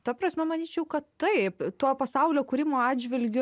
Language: Lithuanian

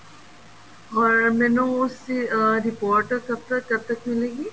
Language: Punjabi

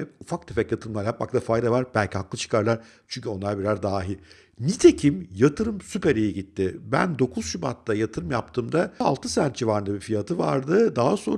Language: Turkish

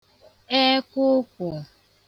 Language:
Igbo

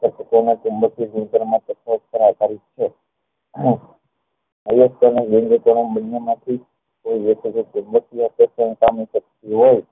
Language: Gujarati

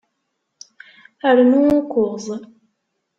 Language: Kabyle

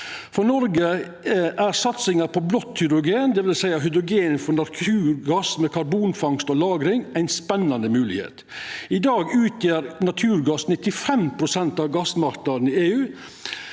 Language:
Norwegian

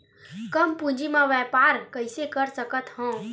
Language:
Chhattisgarhi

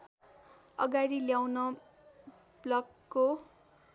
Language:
Nepali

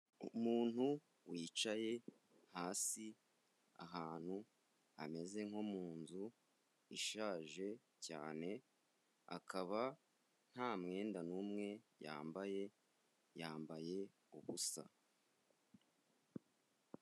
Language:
Kinyarwanda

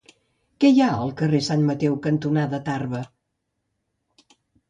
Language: Catalan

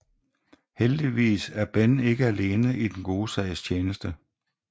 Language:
Danish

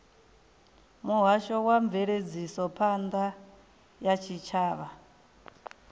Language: Venda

